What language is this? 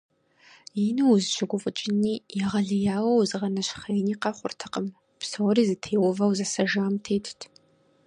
Kabardian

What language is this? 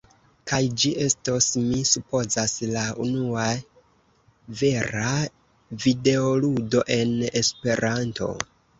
Esperanto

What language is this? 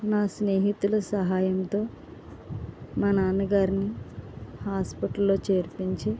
Telugu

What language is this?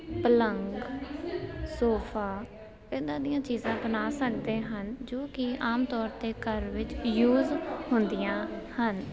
Punjabi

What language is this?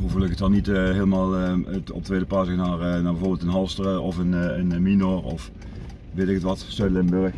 Dutch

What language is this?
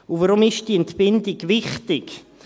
Swiss German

